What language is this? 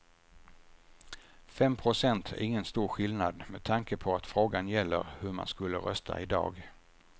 Swedish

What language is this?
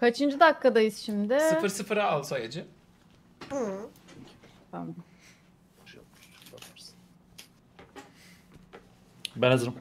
Turkish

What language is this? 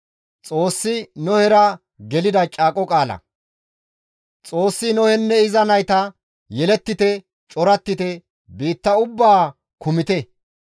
Gamo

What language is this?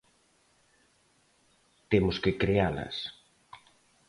Galician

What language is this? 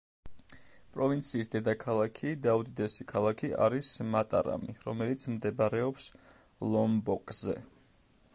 Georgian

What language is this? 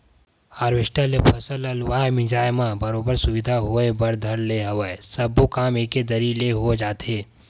Chhattisgarhi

